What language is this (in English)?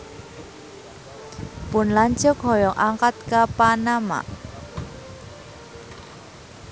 Sundanese